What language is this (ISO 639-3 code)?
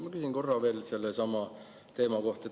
est